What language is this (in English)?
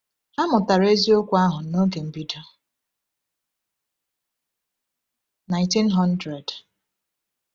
Igbo